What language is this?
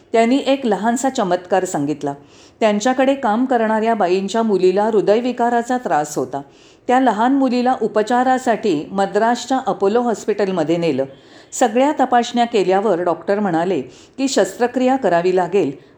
Marathi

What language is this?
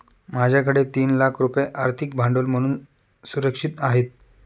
Marathi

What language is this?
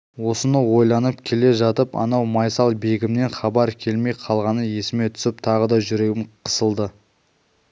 Kazakh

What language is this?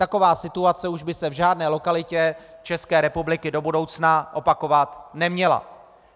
Czech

